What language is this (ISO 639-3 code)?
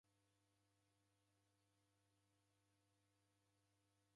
dav